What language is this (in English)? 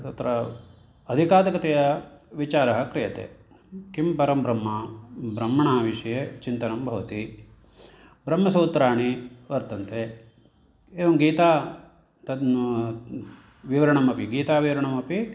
Sanskrit